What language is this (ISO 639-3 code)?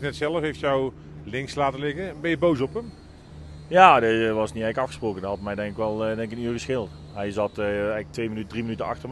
nld